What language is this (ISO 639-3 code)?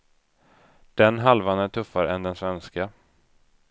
swe